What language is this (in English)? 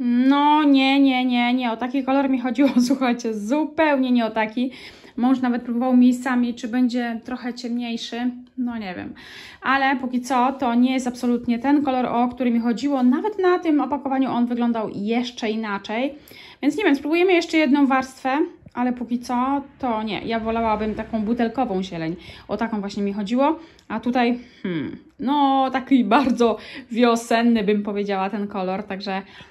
Polish